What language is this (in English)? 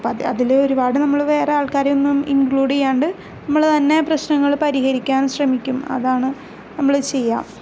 Malayalam